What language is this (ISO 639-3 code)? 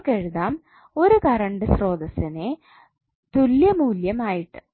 mal